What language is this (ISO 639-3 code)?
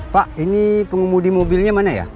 ind